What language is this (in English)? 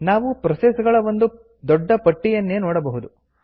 Kannada